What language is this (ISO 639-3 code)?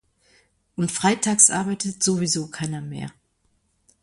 deu